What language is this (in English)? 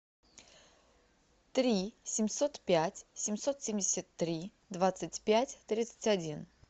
Russian